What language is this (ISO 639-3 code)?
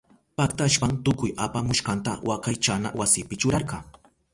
qup